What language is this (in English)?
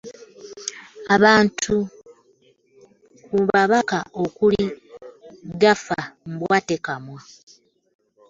Ganda